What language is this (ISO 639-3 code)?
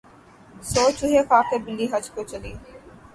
urd